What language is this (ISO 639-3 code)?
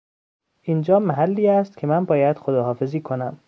fas